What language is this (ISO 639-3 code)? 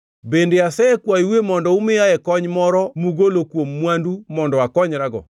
luo